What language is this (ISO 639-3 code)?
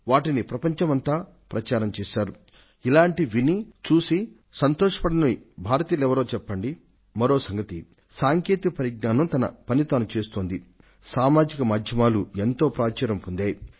tel